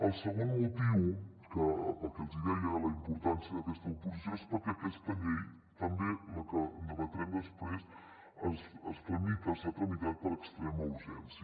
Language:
Catalan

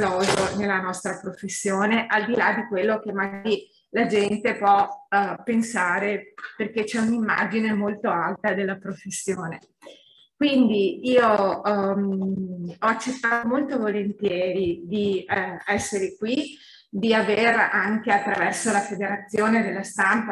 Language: Italian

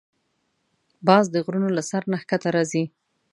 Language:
Pashto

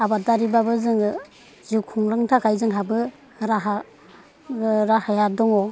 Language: Bodo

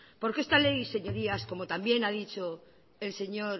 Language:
Spanish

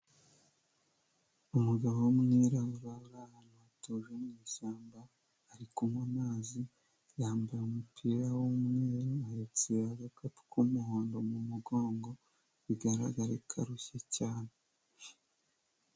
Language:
Kinyarwanda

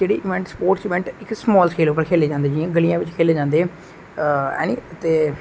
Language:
Dogri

